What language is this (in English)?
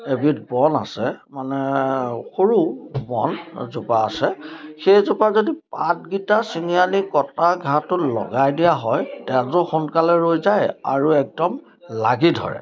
Assamese